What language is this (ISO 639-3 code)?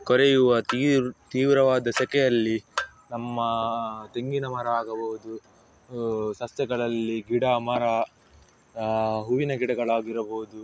kan